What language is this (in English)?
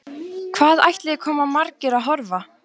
Icelandic